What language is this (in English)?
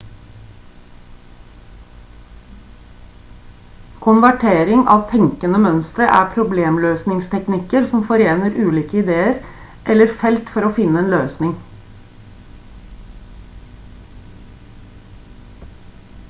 Norwegian Bokmål